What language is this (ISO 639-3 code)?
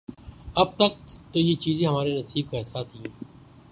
urd